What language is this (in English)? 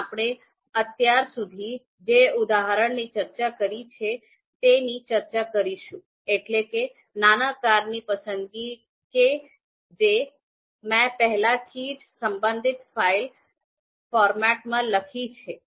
Gujarati